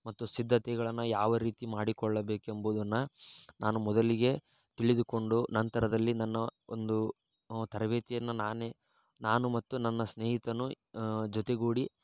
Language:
Kannada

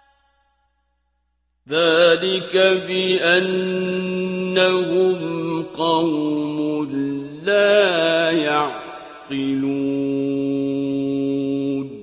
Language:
Arabic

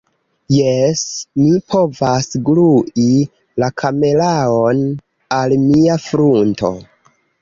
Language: Esperanto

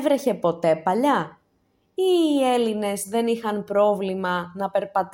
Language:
Greek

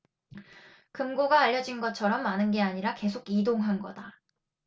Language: Korean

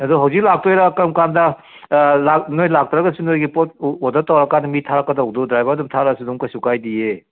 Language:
Manipuri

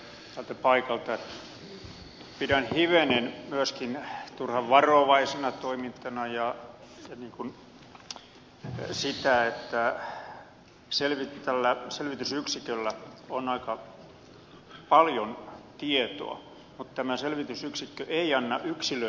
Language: Finnish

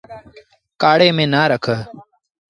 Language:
Sindhi Bhil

